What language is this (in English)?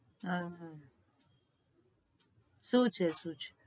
Gujarati